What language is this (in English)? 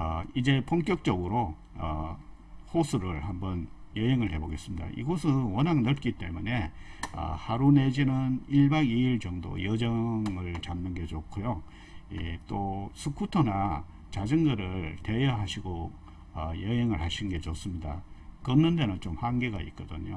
Korean